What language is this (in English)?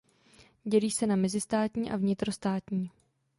Czech